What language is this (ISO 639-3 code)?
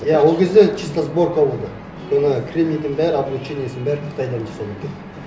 kaz